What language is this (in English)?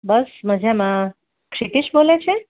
Gujarati